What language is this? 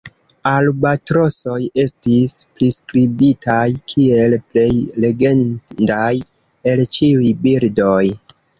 Esperanto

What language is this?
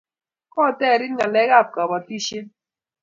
Kalenjin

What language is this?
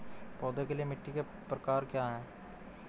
Hindi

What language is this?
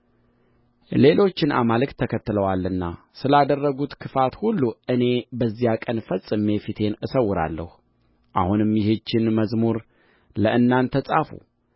Amharic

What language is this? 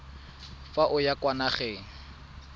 Tswana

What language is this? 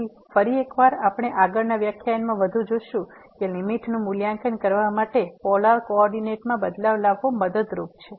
Gujarati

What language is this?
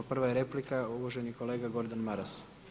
Croatian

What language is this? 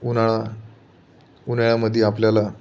Marathi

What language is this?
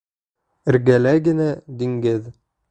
Bashkir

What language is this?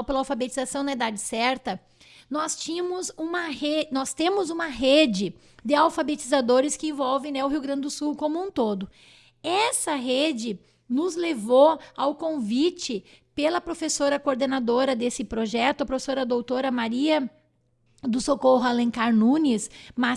Portuguese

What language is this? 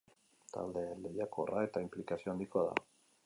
Basque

